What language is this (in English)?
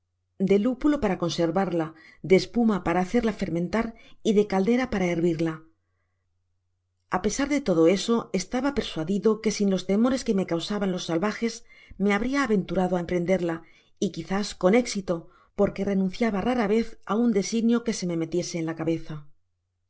Spanish